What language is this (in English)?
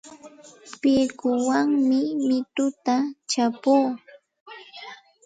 Santa Ana de Tusi Pasco Quechua